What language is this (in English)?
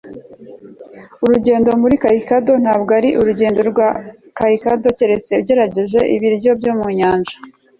Kinyarwanda